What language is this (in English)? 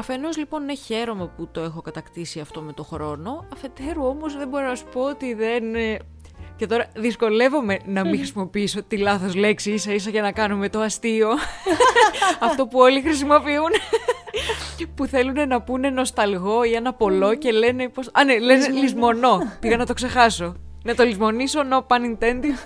Greek